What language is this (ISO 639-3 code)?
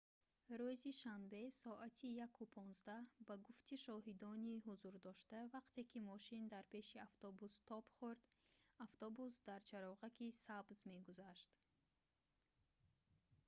tgk